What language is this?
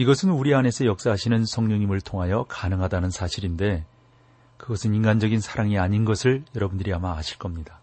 Korean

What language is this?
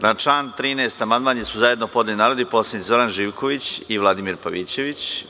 Serbian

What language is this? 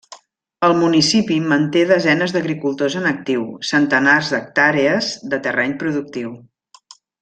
Catalan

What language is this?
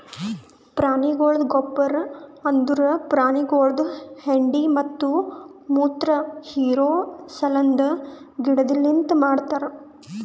Kannada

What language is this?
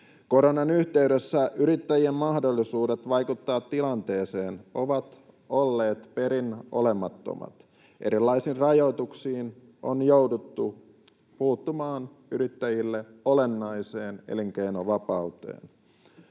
Finnish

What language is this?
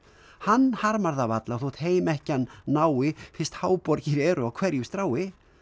Icelandic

